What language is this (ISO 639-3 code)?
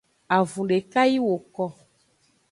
ajg